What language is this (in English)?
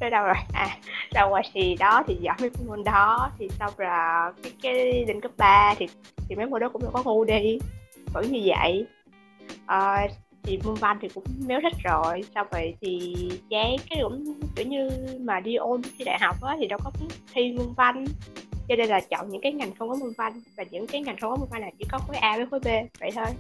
Vietnamese